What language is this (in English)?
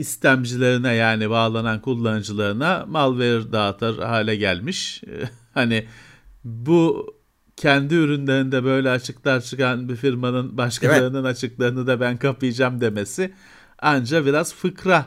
Turkish